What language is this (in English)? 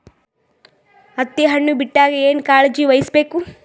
Kannada